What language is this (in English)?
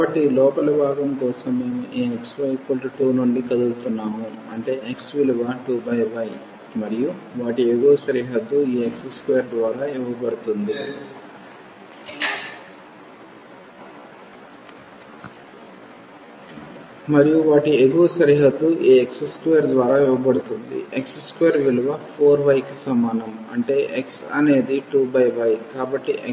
Telugu